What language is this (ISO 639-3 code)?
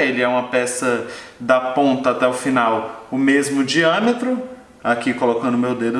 por